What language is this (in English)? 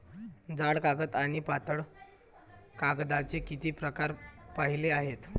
Marathi